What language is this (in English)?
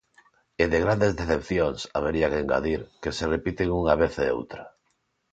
Galician